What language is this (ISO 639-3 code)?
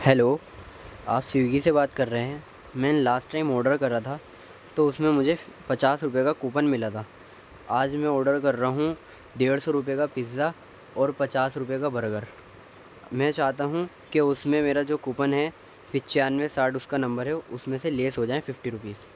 urd